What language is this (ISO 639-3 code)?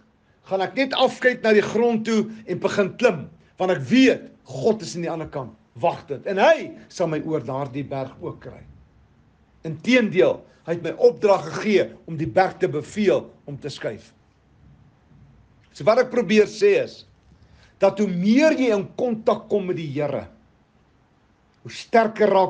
nld